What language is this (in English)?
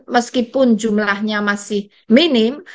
Indonesian